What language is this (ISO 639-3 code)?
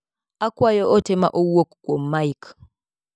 luo